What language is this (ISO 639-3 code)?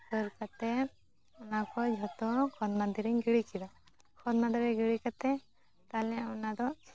sat